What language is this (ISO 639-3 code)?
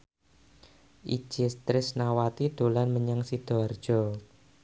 jav